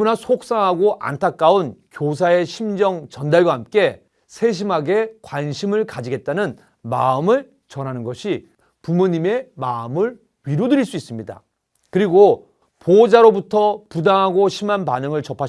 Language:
Korean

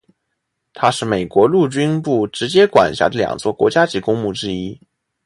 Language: Chinese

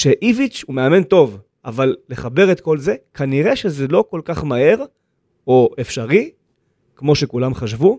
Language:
Hebrew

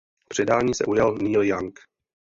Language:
Czech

